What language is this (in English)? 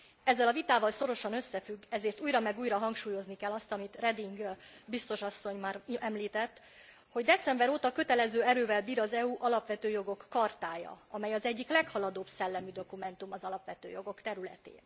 Hungarian